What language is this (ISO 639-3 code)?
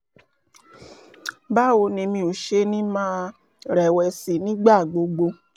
yor